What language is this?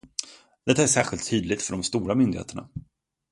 Swedish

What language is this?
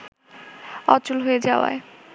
Bangla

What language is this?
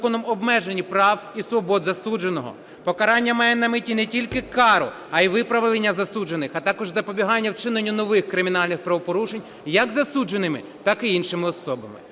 Ukrainian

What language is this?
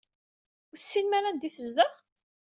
Kabyle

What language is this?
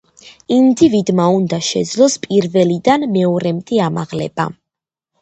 Georgian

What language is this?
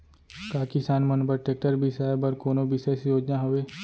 Chhattisgarhi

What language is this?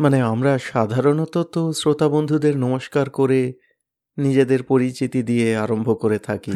Bangla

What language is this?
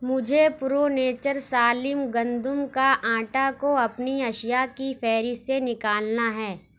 Urdu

